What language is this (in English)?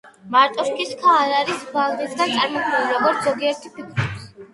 Georgian